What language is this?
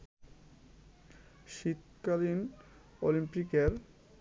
Bangla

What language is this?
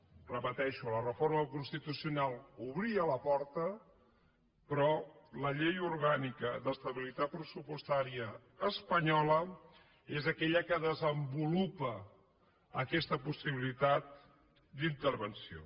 Catalan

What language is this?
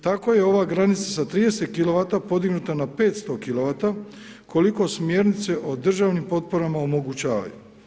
Croatian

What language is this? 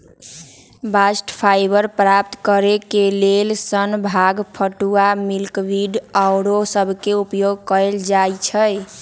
Magahi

